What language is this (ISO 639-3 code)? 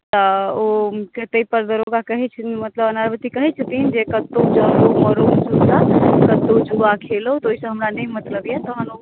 mai